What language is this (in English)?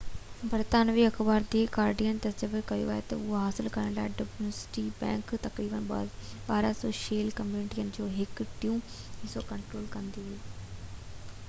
Sindhi